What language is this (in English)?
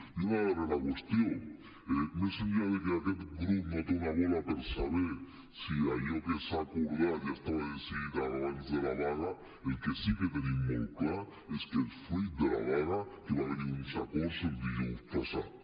Catalan